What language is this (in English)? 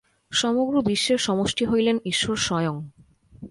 Bangla